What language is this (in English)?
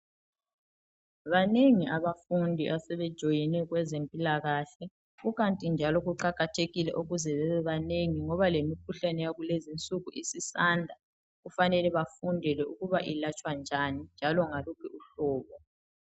North Ndebele